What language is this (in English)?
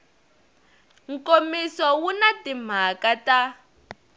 Tsonga